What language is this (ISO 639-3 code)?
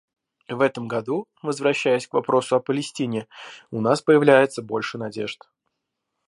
rus